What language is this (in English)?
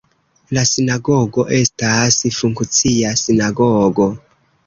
Esperanto